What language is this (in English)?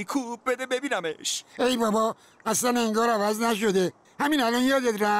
Persian